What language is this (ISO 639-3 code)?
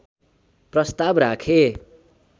nep